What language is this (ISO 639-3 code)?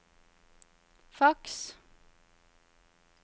nor